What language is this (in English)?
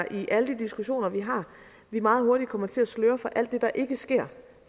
Danish